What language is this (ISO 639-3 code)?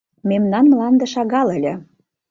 chm